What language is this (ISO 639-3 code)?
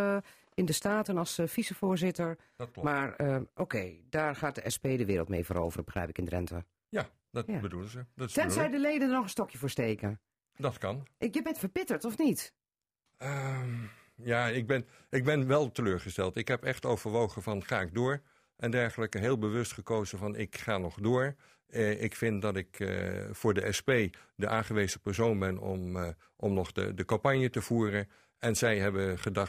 nld